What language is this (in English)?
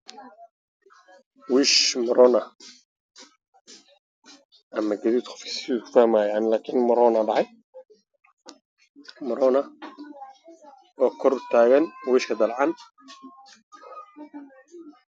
Somali